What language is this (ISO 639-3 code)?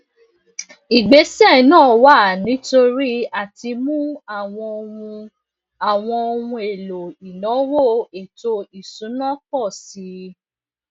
yor